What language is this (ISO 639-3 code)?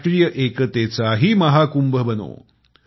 mar